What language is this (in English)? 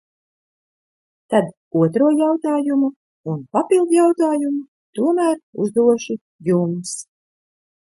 Latvian